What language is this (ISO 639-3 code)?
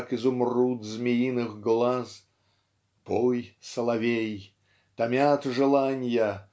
rus